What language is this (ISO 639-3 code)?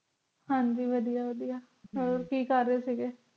pan